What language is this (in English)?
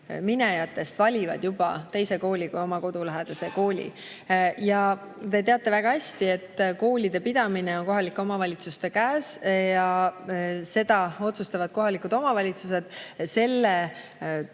Estonian